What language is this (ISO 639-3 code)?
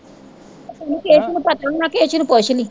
pan